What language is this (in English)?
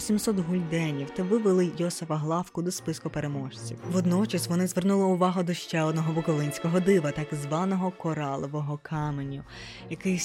Ukrainian